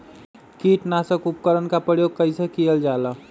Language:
Magahi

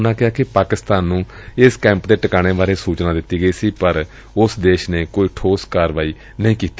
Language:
Punjabi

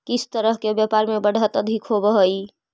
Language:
Magahi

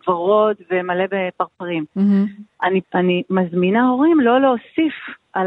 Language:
Hebrew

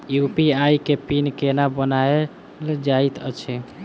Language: Maithili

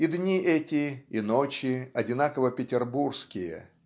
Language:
Russian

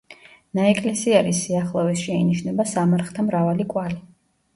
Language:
Georgian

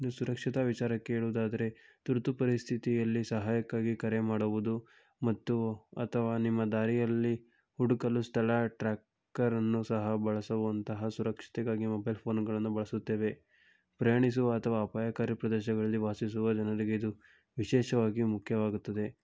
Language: Kannada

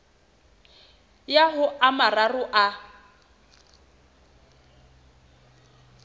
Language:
Southern Sotho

